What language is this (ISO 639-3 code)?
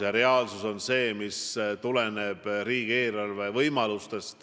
est